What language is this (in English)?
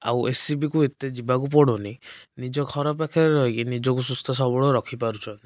Odia